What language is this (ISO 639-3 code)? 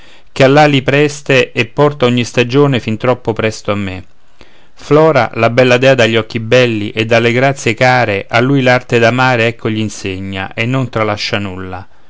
ita